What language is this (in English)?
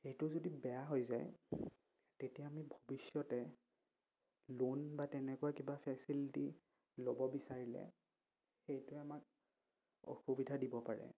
Assamese